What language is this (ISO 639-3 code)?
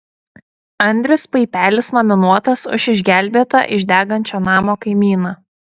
lit